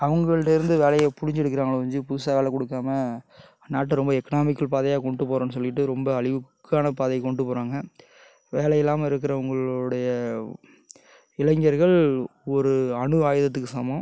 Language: Tamil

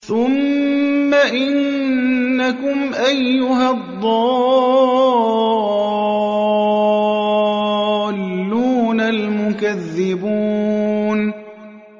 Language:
Arabic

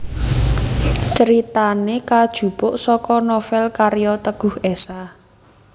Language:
Javanese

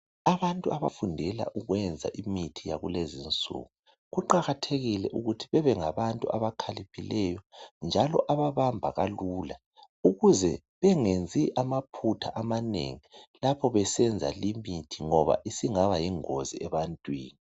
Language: North Ndebele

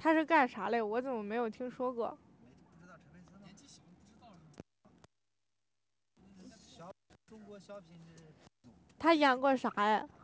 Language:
Chinese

